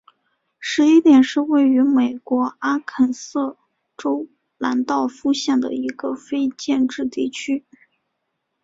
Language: Chinese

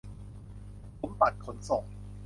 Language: Thai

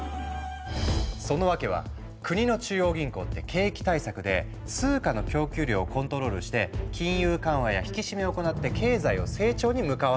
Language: Japanese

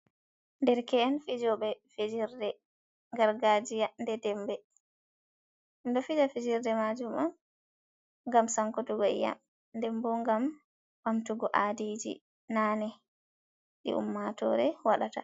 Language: Fula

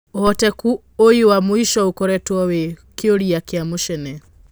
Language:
Kikuyu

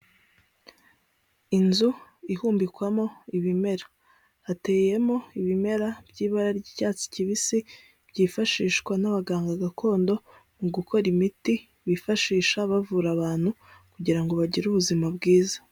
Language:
Kinyarwanda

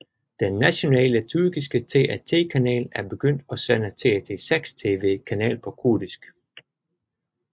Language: Danish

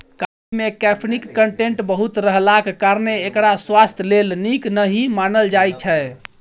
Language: Maithili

